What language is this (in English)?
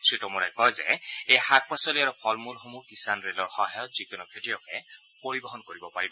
Assamese